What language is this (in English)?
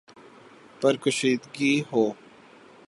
Urdu